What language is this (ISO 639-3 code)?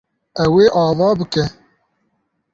kur